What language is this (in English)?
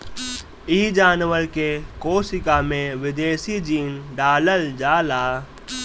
Bhojpuri